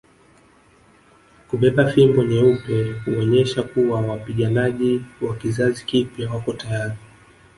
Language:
Swahili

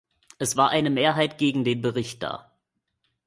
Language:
German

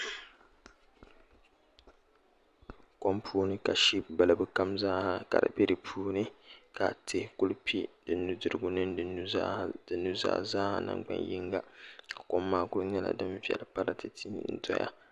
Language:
Dagbani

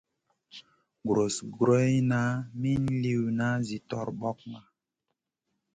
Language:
Masana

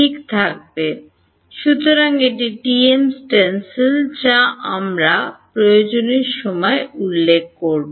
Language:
Bangla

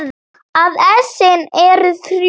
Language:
Icelandic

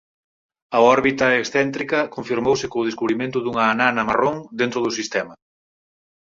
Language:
Galician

